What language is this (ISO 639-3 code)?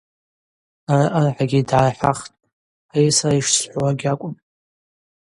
abq